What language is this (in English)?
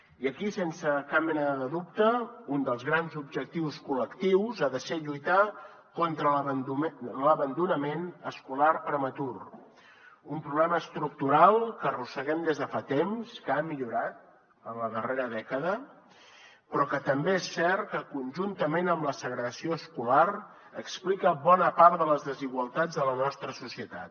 Catalan